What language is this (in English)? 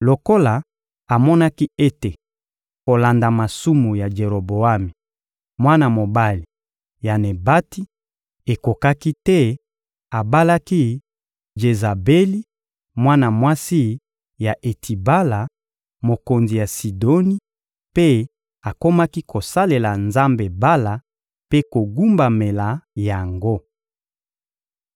Lingala